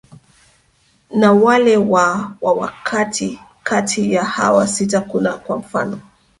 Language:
Swahili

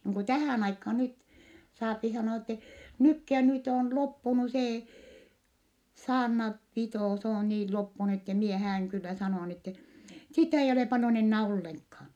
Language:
Finnish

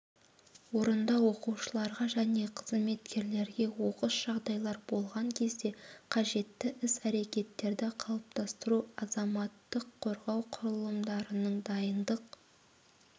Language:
Kazakh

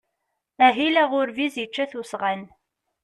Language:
Kabyle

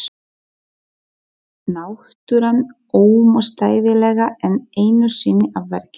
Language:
Icelandic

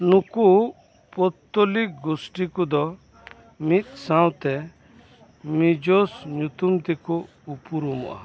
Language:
Santali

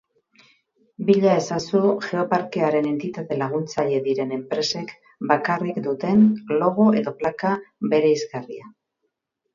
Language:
Basque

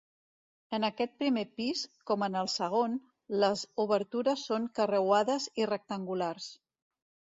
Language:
Catalan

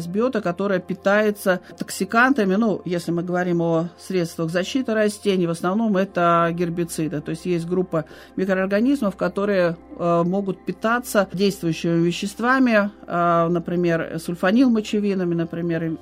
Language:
Russian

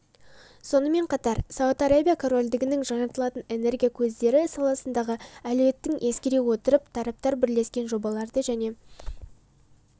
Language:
Kazakh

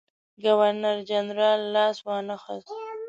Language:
Pashto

